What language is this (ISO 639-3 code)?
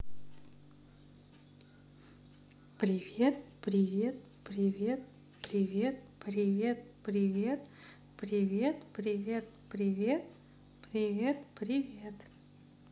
rus